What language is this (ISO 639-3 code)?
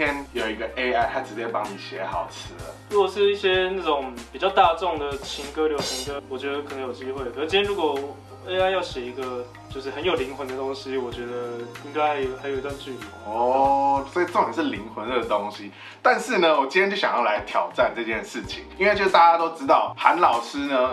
zho